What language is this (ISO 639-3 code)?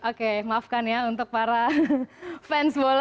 ind